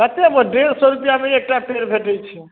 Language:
Maithili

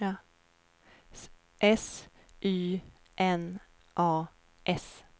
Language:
Swedish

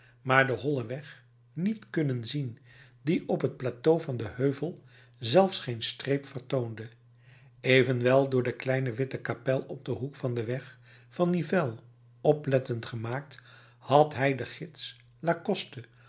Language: Dutch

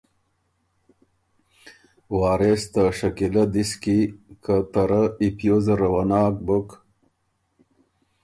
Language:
Ormuri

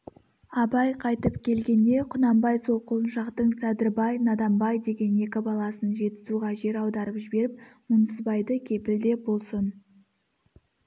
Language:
Kazakh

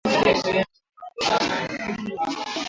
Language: Swahili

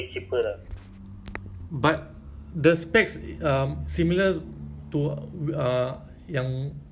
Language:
English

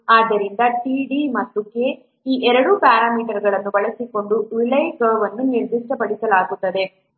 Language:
Kannada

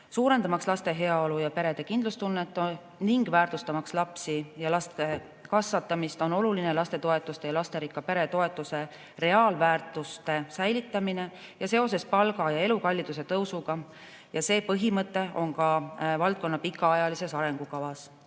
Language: Estonian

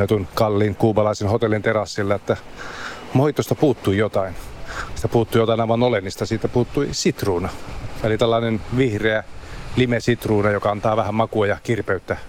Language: Finnish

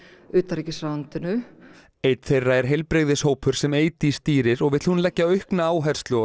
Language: Icelandic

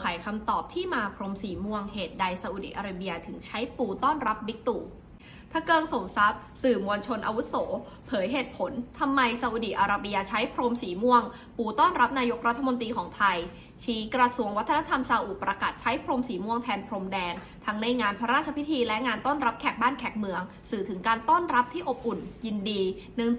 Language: Thai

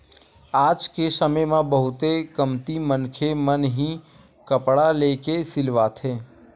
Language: Chhattisgarhi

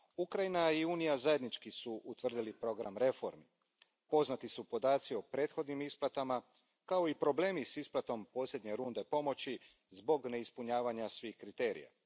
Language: Croatian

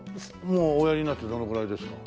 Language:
Japanese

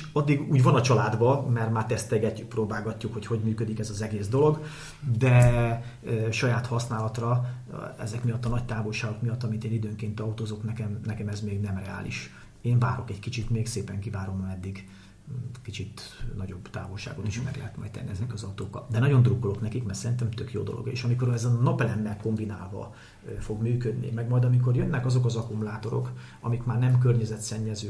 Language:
Hungarian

